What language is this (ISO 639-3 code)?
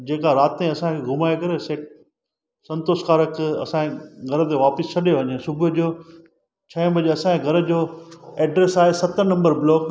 snd